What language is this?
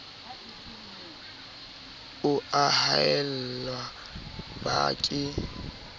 Southern Sotho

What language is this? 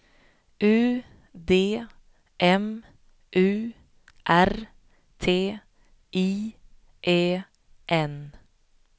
Swedish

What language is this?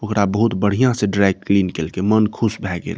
Maithili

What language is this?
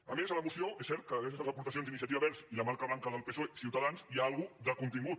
Catalan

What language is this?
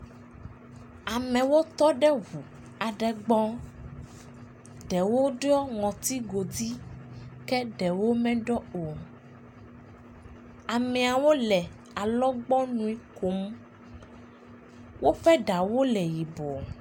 Ewe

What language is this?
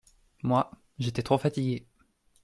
French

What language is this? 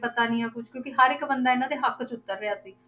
Punjabi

